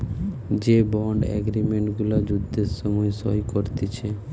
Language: Bangla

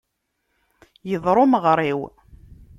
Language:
Kabyle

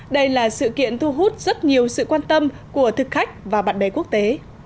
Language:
Vietnamese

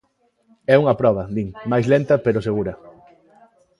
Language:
Galician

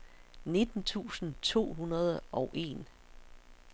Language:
Danish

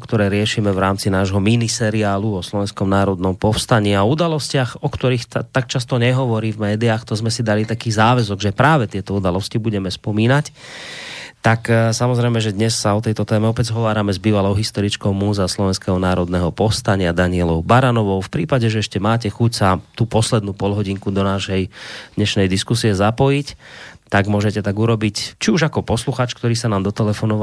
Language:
Slovak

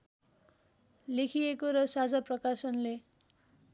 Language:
Nepali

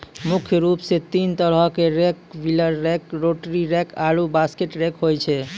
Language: Maithili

